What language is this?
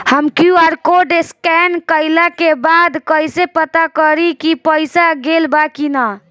Bhojpuri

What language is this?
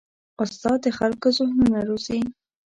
Pashto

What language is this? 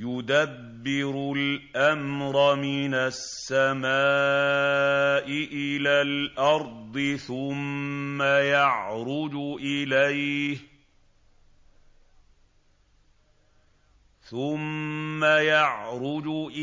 Arabic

